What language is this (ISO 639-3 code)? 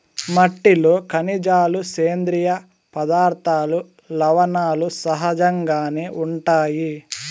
tel